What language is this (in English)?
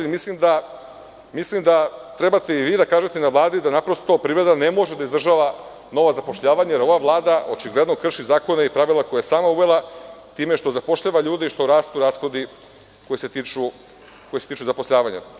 Serbian